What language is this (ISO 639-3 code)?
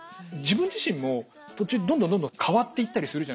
jpn